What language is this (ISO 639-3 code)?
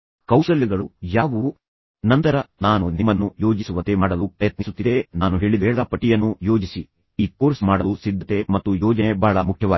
kan